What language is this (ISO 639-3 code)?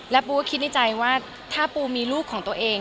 tha